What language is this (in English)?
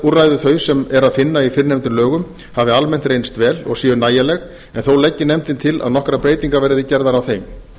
Icelandic